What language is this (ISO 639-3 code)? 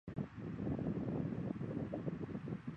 zho